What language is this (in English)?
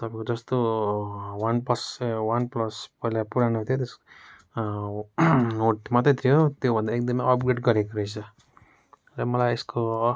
Nepali